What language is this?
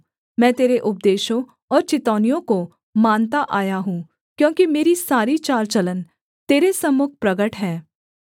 Hindi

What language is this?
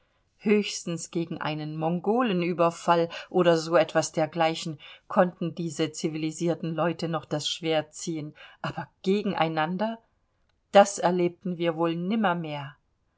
German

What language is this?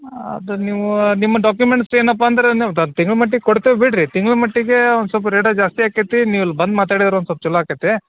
Kannada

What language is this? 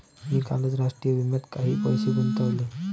Marathi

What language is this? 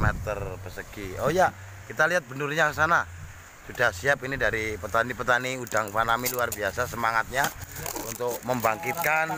Indonesian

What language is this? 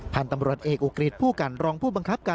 Thai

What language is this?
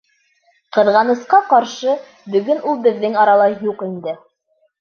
Bashkir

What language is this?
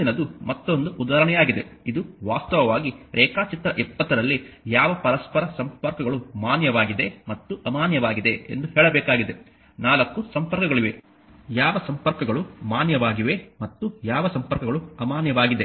Kannada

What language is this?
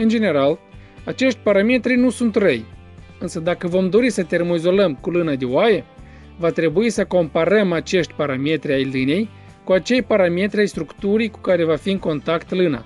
Romanian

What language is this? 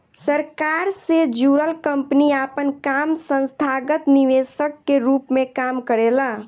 Bhojpuri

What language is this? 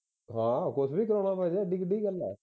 Punjabi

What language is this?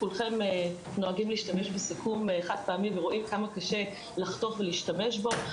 Hebrew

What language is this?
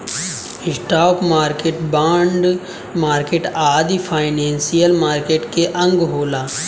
Bhojpuri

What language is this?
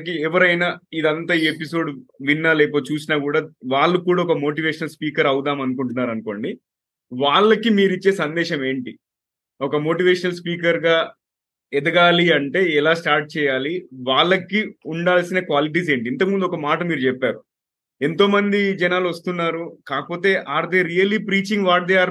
Telugu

